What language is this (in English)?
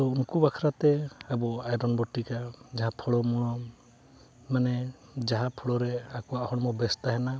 Santali